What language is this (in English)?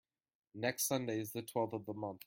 English